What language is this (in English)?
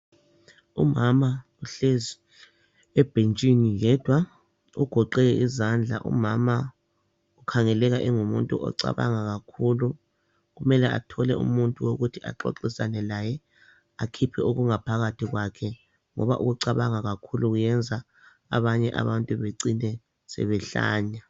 North Ndebele